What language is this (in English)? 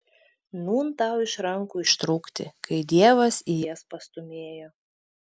Lithuanian